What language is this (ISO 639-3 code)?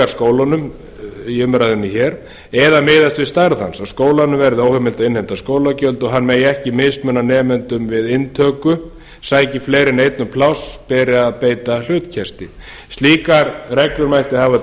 isl